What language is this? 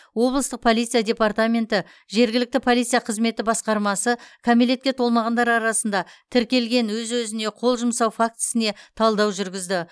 Kazakh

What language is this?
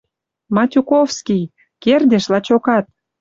Western Mari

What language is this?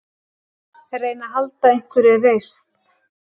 Icelandic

